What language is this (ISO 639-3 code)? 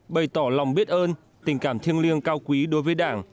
vie